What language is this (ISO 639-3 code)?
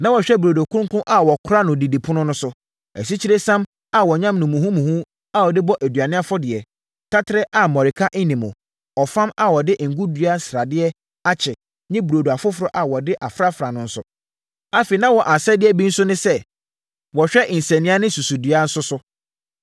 aka